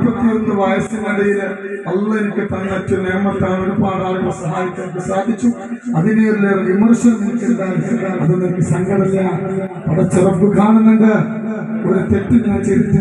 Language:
Arabic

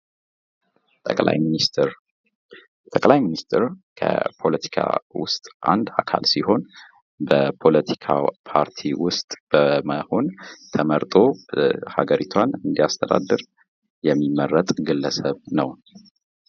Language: Amharic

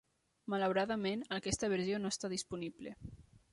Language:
Catalan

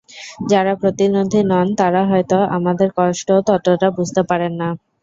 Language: Bangla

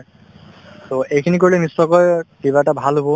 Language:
Assamese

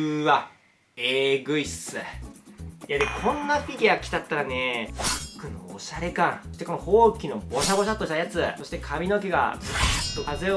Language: Japanese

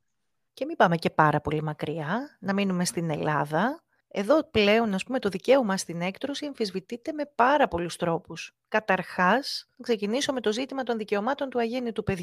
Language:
Greek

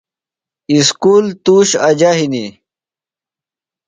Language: Phalura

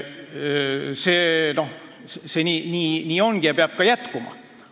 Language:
Estonian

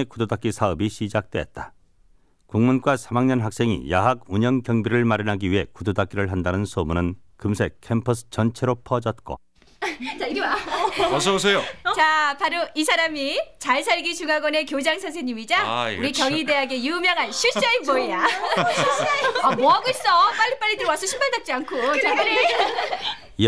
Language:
Korean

